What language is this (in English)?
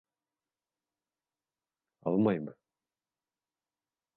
Bashkir